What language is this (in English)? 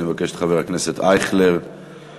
Hebrew